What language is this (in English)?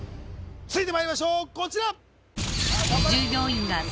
Japanese